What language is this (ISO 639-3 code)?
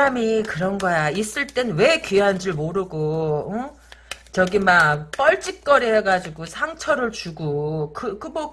kor